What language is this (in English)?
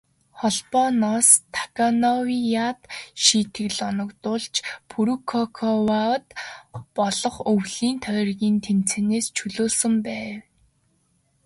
Mongolian